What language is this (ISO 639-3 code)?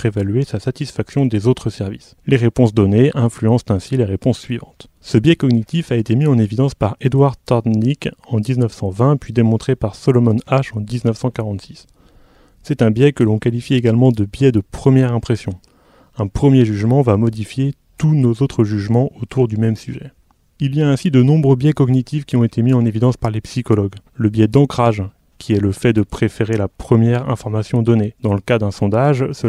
fra